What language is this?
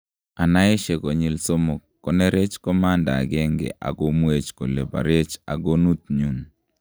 Kalenjin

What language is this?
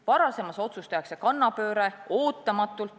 Estonian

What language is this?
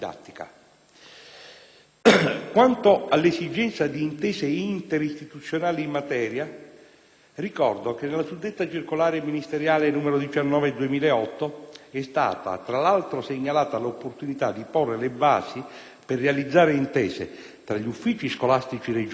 Italian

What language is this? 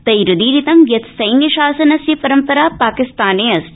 Sanskrit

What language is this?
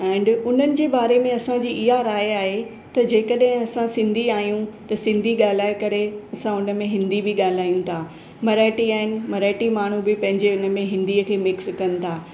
Sindhi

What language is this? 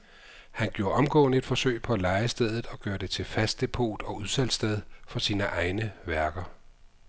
Danish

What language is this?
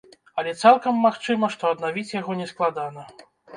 Belarusian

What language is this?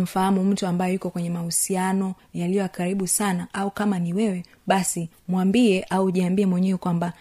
Swahili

